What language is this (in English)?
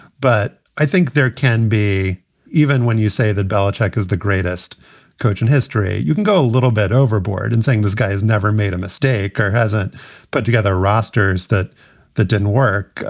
English